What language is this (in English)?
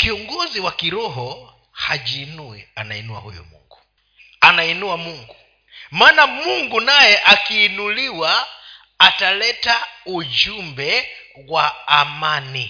Swahili